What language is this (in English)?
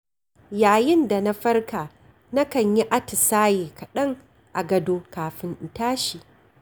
Hausa